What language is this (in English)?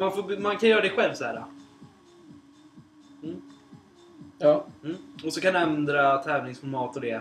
Swedish